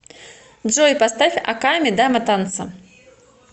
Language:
Russian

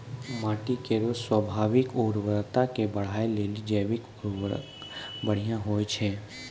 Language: Maithili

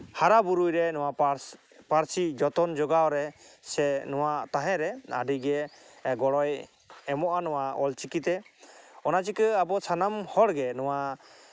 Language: Santali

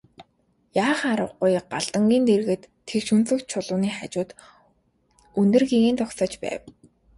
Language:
Mongolian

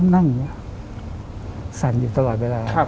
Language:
Thai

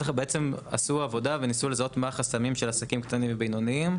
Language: Hebrew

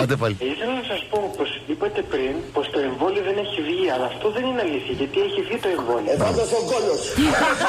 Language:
Greek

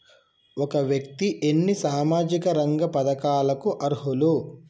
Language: Telugu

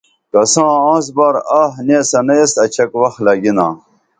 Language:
Dameli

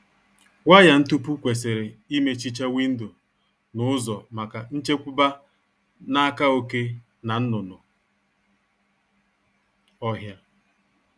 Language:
Igbo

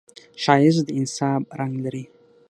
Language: Pashto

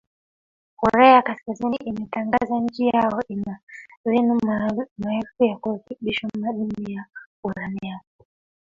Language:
Swahili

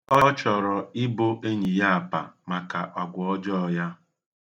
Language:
Igbo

